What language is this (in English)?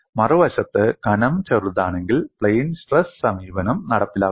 Malayalam